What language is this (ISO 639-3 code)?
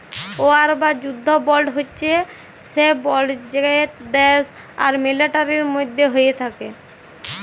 ben